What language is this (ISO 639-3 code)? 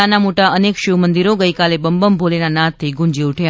guj